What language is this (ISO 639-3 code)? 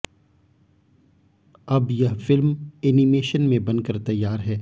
hin